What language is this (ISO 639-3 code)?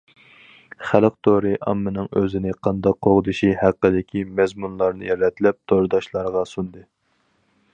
uig